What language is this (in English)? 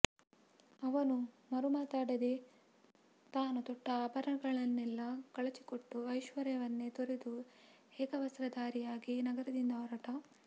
Kannada